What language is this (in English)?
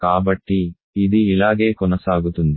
Telugu